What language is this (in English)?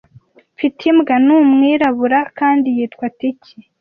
Kinyarwanda